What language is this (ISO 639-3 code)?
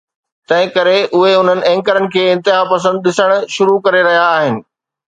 snd